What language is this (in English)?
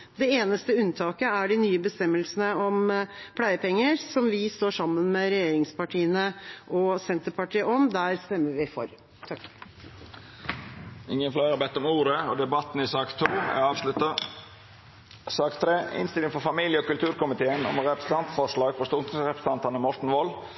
Norwegian